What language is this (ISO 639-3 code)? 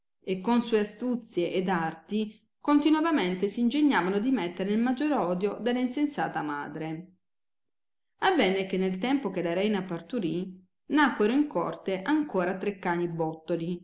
ita